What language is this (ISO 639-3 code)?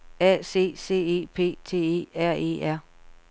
dan